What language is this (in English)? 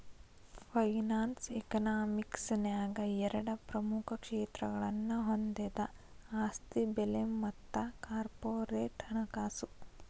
Kannada